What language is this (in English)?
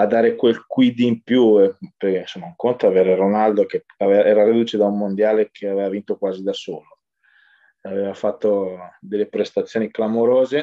Italian